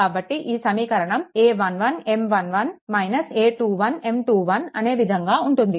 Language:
Telugu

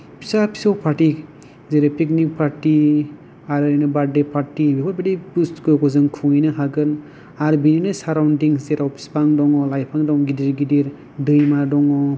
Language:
Bodo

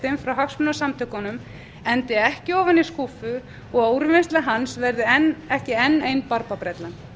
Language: Icelandic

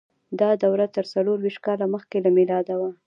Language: Pashto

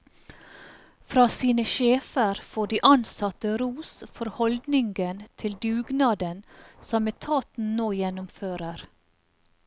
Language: Norwegian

